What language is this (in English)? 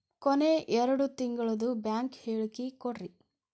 Kannada